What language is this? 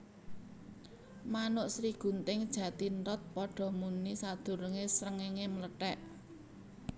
Javanese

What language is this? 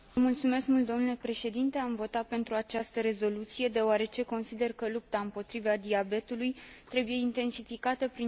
Romanian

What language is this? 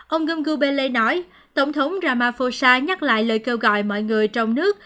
Vietnamese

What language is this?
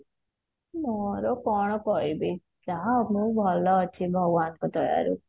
Odia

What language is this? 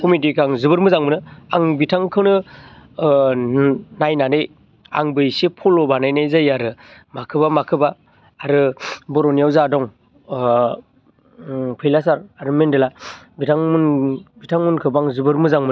Bodo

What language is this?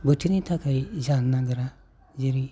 Bodo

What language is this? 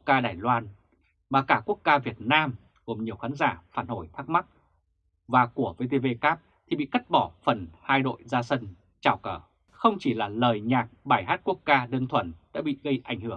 Vietnamese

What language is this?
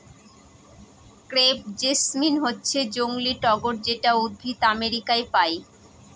Bangla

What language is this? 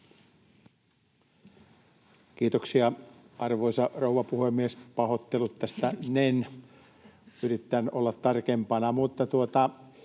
Finnish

